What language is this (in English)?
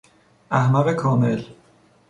Persian